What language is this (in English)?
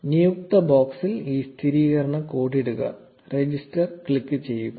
Malayalam